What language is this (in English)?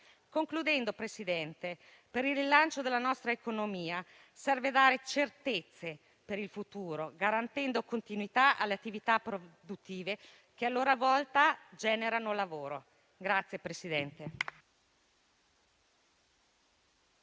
Italian